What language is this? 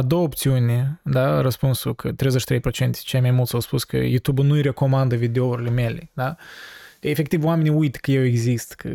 Romanian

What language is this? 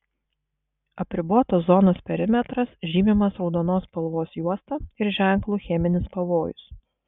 Lithuanian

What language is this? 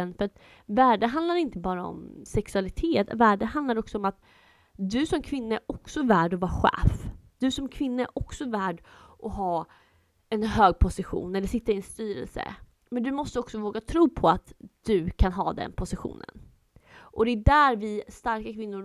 Swedish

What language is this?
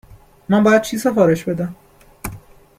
Persian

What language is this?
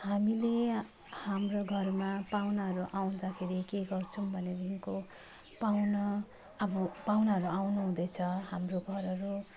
Nepali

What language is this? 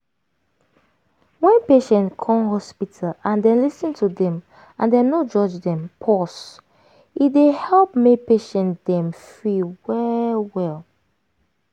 Nigerian Pidgin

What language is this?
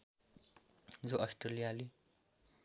Nepali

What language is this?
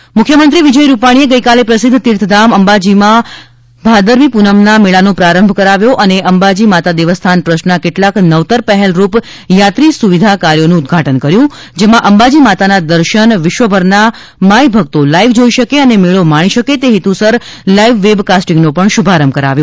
Gujarati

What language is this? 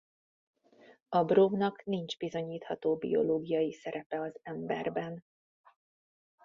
Hungarian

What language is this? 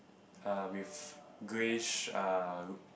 English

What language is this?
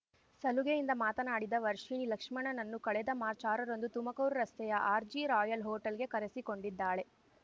Kannada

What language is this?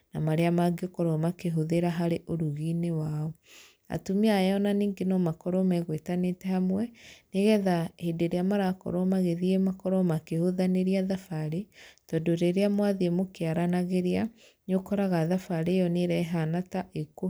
Kikuyu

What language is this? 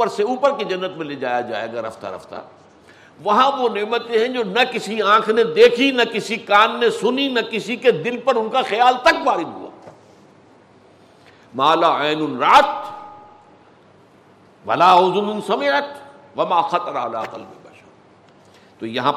Urdu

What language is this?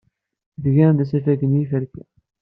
Kabyle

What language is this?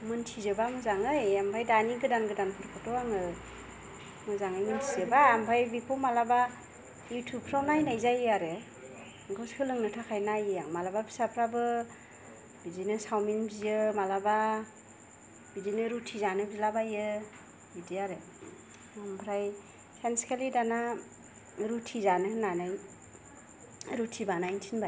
Bodo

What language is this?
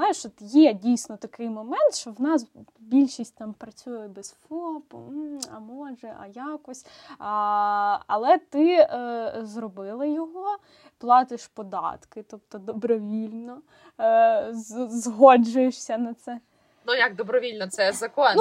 Ukrainian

